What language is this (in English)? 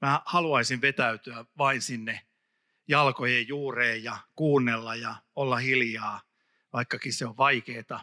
Finnish